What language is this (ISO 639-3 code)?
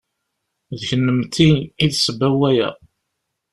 kab